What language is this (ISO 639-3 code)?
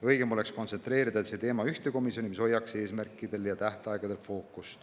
est